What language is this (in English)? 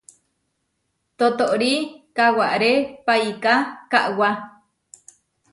Huarijio